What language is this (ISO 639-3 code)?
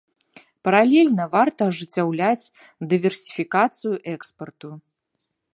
bel